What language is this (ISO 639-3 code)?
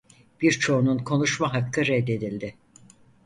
tur